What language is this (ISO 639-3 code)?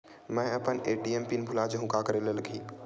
hne